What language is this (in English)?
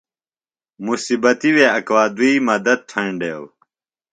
Phalura